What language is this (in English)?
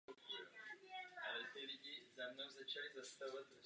Czech